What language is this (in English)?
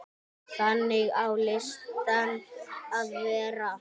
Icelandic